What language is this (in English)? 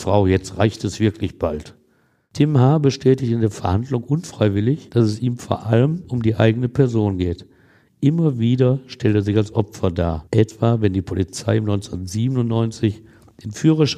German